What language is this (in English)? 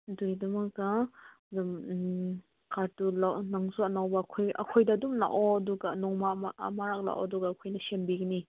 Manipuri